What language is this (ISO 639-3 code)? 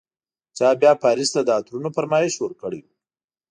pus